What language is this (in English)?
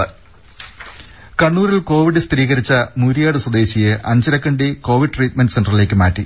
Malayalam